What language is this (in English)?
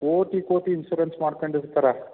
Kannada